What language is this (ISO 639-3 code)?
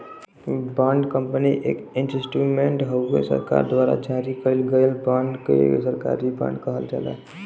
bho